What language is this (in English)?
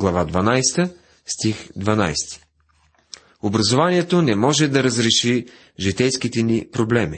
Bulgarian